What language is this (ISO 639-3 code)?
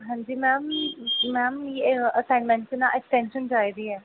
doi